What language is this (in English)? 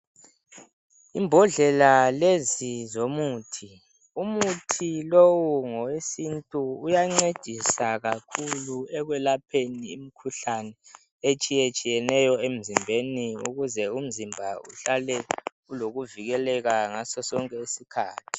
North Ndebele